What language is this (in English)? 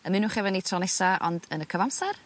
Welsh